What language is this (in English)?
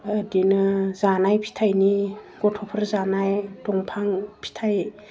Bodo